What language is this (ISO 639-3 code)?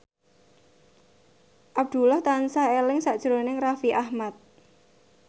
jav